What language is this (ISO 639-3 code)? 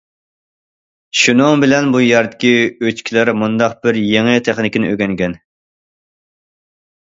uig